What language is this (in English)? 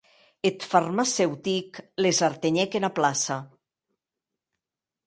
Occitan